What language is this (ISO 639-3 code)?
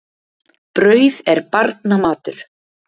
isl